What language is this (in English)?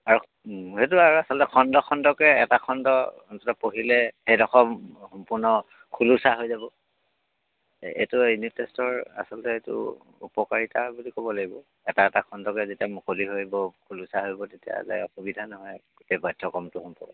Assamese